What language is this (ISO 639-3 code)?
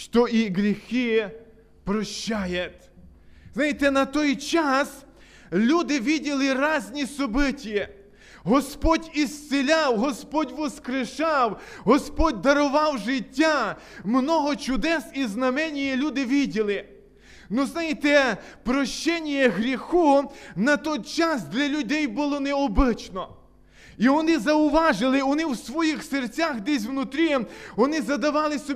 ukr